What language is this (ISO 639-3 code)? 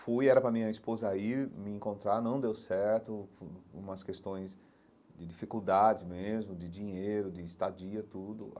por